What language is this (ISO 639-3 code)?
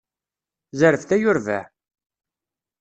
kab